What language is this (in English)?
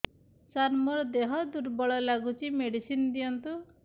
Odia